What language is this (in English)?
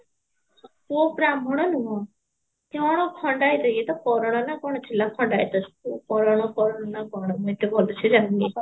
Odia